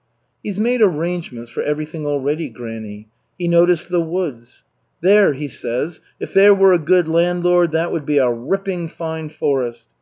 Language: English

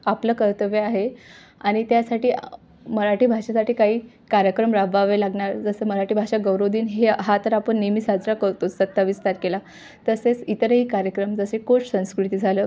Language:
Marathi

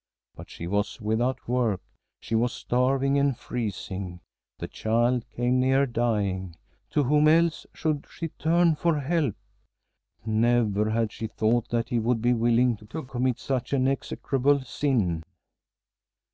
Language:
English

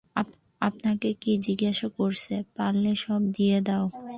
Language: Bangla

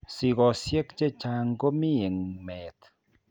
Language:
Kalenjin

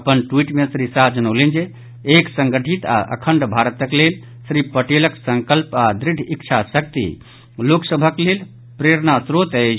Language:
Maithili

